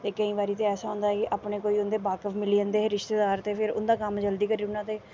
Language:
Dogri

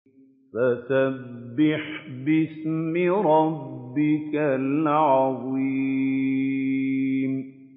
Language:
Arabic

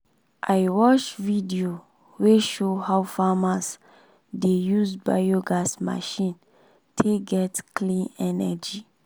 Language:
Nigerian Pidgin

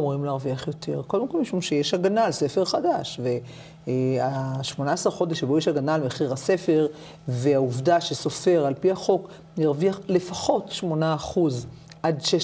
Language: Hebrew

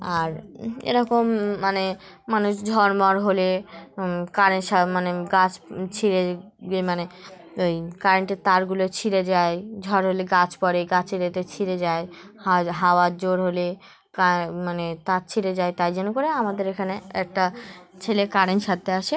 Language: Bangla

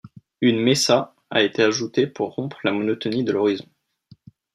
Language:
French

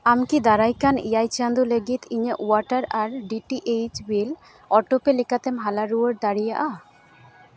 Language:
Santali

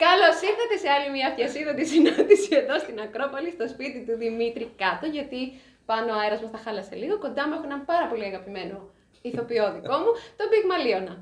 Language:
Greek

